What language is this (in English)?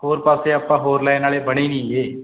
Punjabi